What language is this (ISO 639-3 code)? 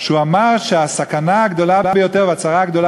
heb